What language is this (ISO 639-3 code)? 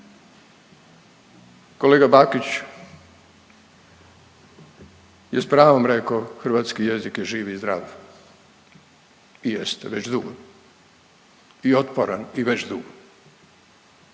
hrv